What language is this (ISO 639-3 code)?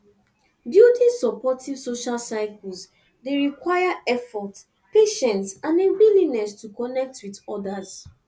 pcm